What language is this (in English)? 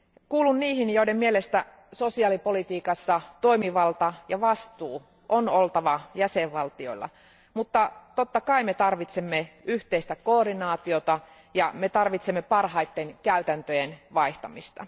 Finnish